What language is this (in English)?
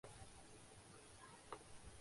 Urdu